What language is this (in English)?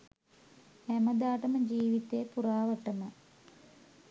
Sinhala